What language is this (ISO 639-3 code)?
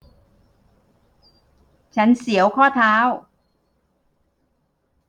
tha